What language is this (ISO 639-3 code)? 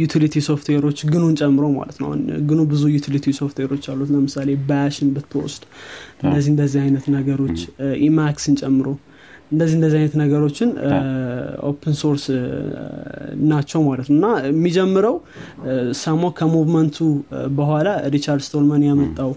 amh